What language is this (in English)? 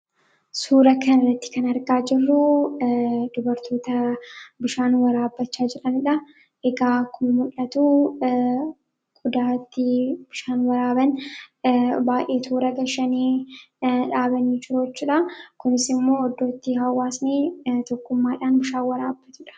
Oromo